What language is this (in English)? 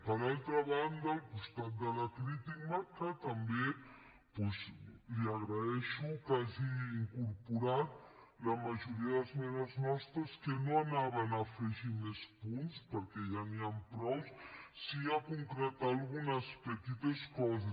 Catalan